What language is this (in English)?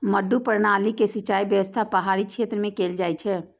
Maithili